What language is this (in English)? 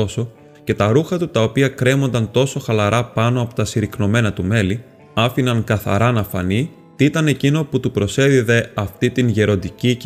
Greek